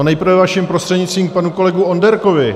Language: Czech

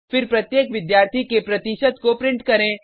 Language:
Hindi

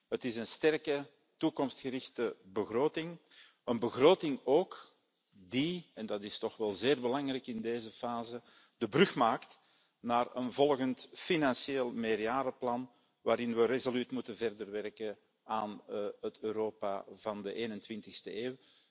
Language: Dutch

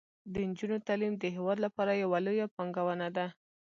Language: Pashto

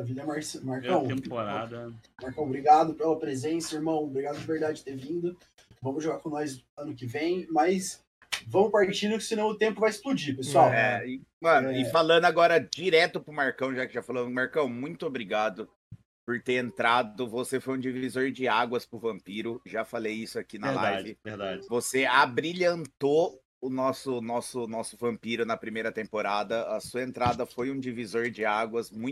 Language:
Portuguese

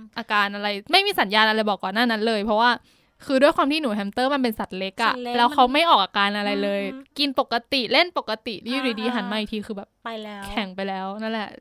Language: Thai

